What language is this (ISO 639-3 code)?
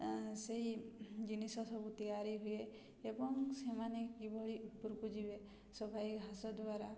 ori